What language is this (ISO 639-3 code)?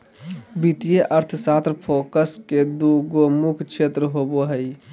mag